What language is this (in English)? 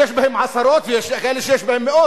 Hebrew